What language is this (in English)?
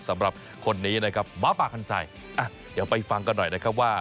Thai